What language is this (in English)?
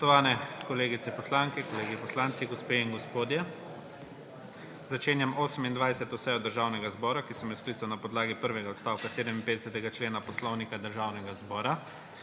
Slovenian